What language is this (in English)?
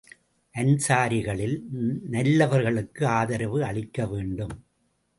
Tamil